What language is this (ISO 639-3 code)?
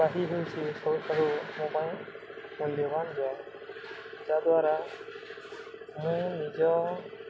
ori